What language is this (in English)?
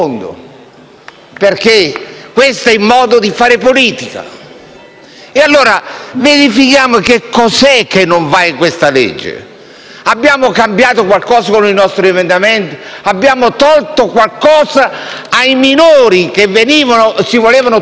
Italian